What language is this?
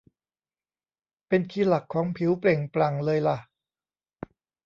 Thai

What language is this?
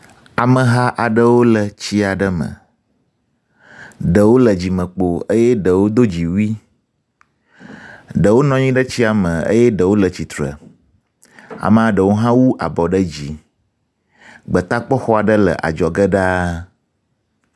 Ewe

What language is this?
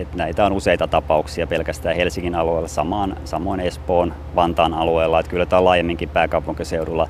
Finnish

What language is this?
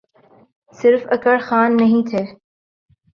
Urdu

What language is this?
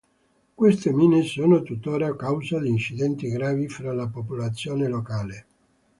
Italian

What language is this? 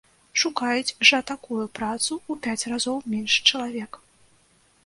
Belarusian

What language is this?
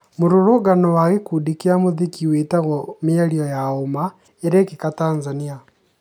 Kikuyu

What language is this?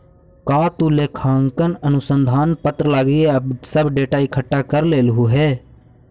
Magahi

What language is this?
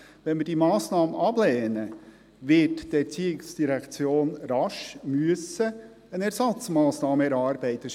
Swiss German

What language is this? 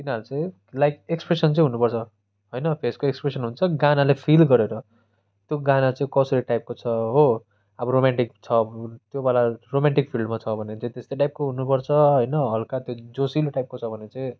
Nepali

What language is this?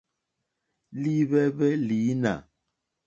Mokpwe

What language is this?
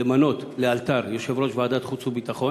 Hebrew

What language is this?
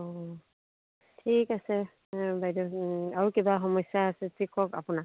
Assamese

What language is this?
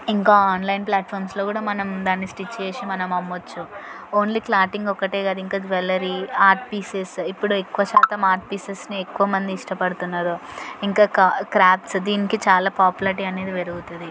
Telugu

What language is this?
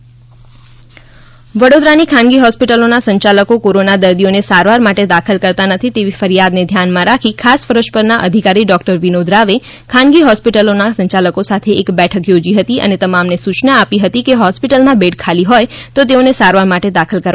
Gujarati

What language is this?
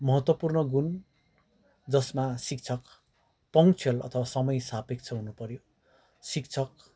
Nepali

